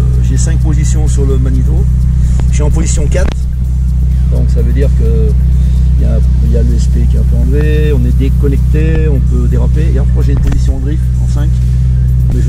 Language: French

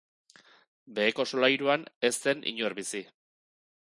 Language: Basque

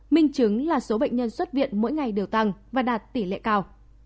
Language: Vietnamese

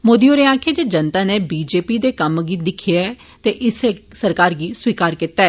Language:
Dogri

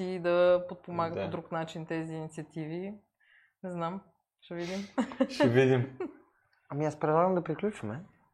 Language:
Bulgarian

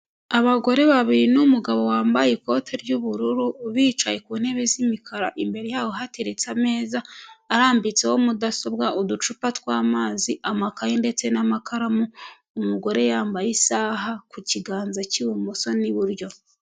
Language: Kinyarwanda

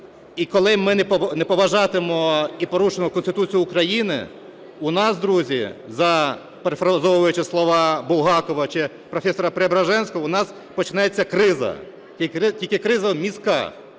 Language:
Ukrainian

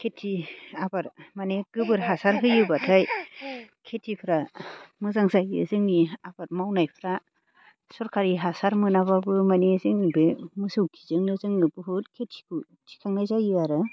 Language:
Bodo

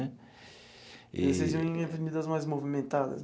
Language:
Portuguese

